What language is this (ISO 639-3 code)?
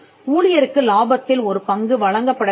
tam